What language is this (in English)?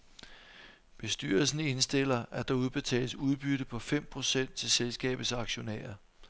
Danish